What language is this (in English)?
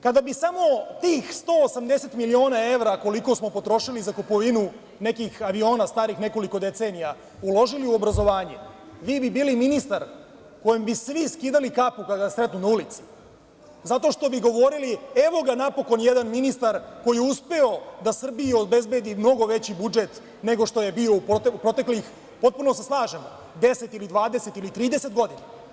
Serbian